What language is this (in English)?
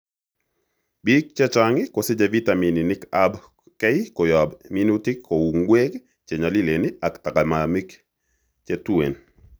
Kalenjin